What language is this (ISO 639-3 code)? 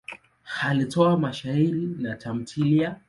swa